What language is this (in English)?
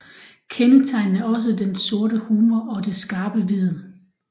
Danish